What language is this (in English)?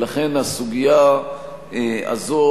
Hebrew